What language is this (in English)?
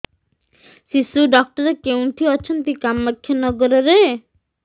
Odia